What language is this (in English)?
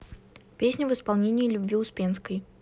Russian